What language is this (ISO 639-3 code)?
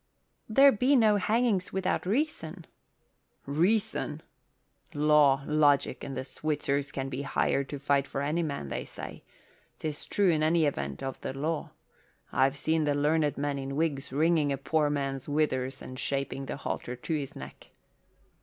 eng